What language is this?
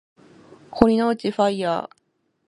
Japanese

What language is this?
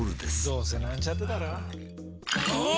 Japanese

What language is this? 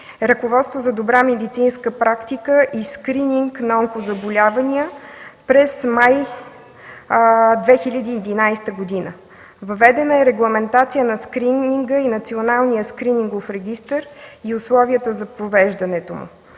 Bulgarian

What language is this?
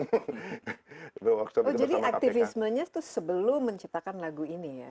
Indonesian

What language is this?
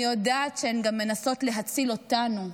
Hebrew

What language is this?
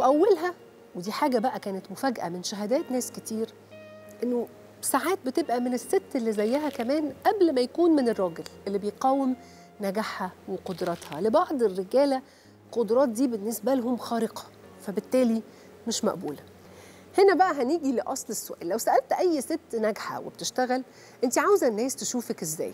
Arabic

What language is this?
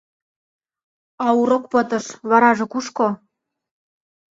Mari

